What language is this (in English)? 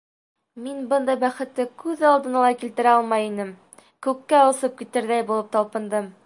Bashkir